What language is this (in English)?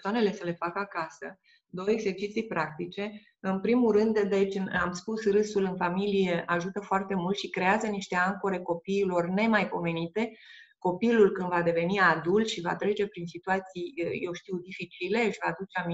Romanian